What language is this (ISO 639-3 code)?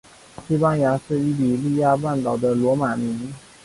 zho